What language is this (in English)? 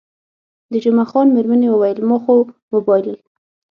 Pashto